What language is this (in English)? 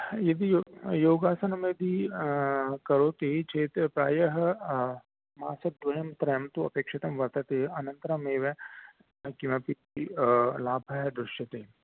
Sanskrit